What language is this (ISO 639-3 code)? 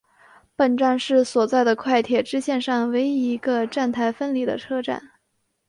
zho